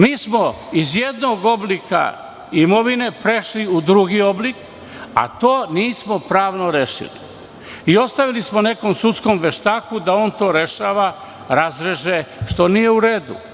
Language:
Serbian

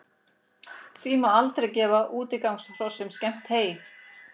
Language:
Icelandic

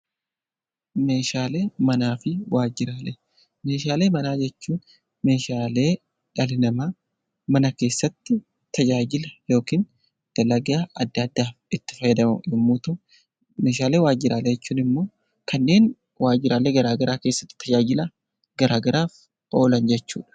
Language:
Oromo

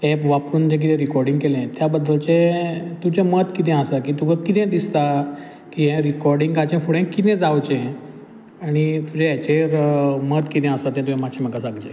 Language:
Konkani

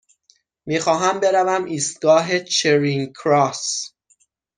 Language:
Persian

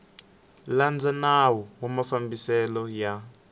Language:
Tsonga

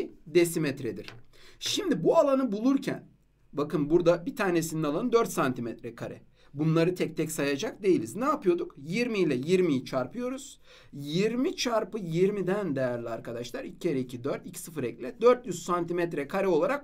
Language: Turkish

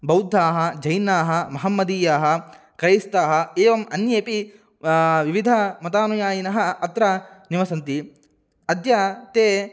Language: Sanskrit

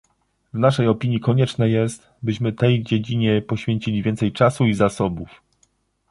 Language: Polish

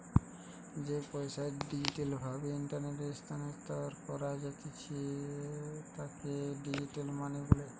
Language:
Bangla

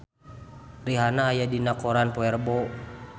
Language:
Sundanese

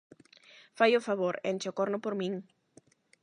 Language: Galician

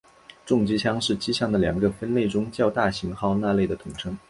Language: Chinese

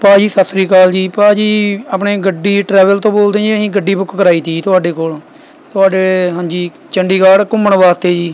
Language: Punjabi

